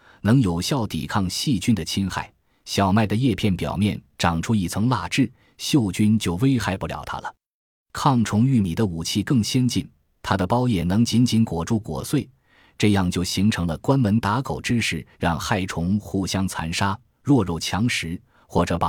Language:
Chinese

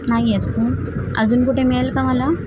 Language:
Marathi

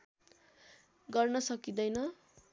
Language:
Nepali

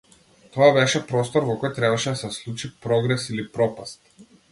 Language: Macedonian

